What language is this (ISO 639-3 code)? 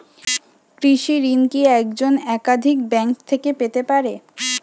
ben